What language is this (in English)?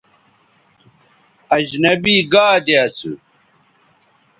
Bateri